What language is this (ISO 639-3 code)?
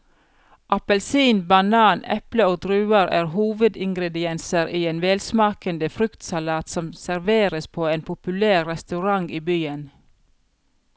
nor